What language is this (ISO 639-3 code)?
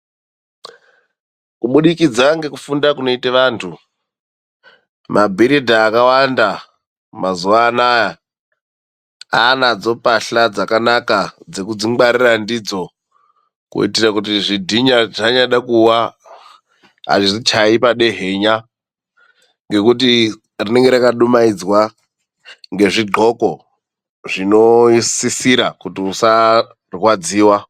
ndc